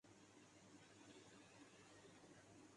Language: Urdu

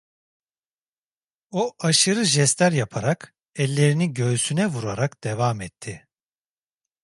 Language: Turkish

